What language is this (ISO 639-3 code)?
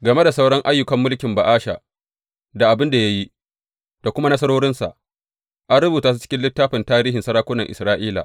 hau